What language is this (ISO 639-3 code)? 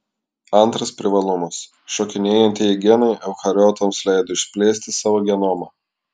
lit